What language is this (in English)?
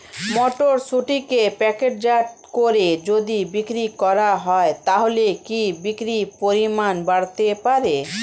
Bangla